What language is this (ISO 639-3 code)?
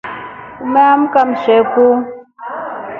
rof